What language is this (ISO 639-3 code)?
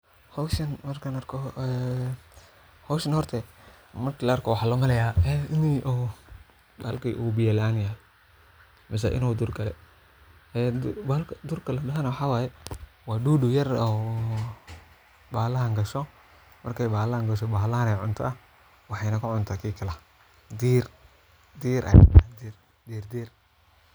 som